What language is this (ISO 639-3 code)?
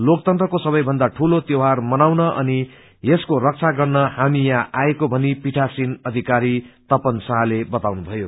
nep